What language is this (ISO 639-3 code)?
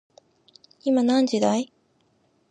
jpn